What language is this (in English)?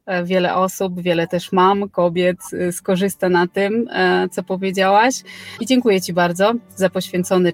Polish